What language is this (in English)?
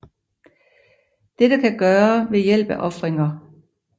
Danish